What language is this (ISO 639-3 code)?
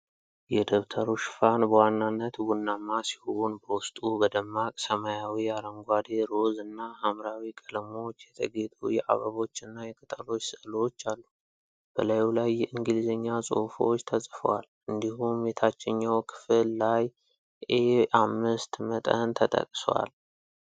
amh